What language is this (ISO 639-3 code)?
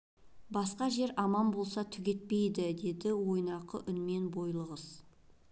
kaz